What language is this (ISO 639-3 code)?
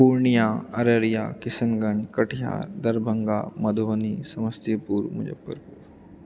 mai